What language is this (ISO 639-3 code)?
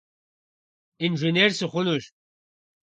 kbd